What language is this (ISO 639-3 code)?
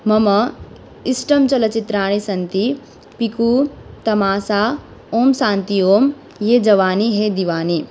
san